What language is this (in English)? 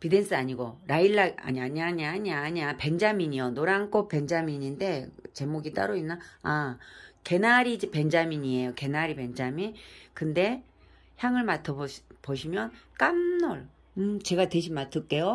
Korean